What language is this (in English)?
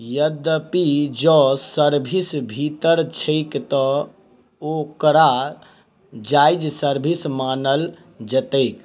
Maithili